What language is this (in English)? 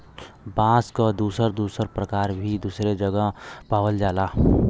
Bhojpuri